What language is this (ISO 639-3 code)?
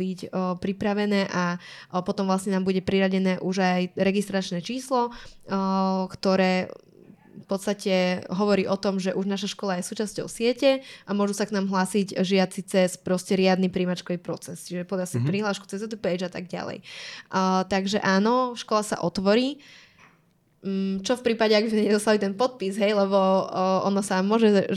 slk